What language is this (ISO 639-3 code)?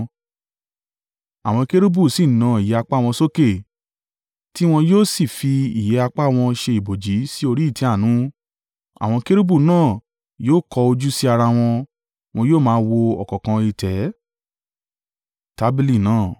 yor